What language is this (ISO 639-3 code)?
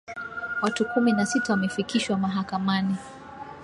swa